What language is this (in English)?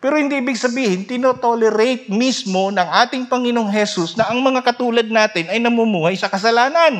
Filipino